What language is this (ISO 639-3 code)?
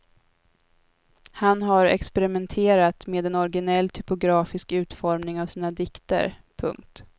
swe